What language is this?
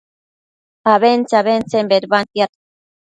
Matsés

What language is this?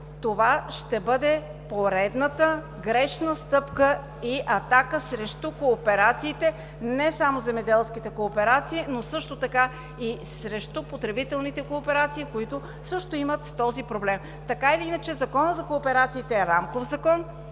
Bulgarian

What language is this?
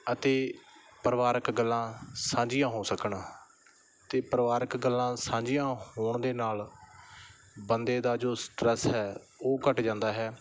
Punjabi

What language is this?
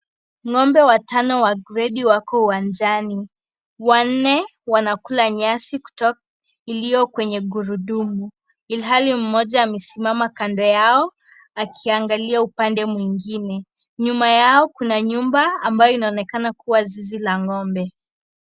Swahili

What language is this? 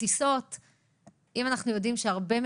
Hebrew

